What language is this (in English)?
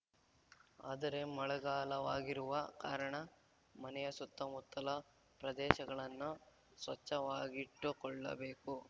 Kannada